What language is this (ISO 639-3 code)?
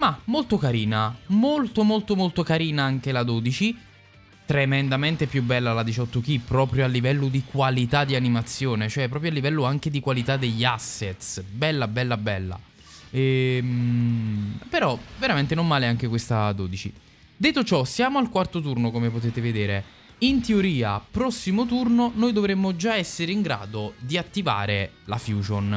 ita